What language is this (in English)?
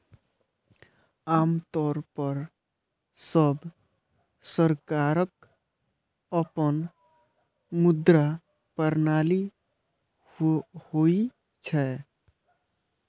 Maithili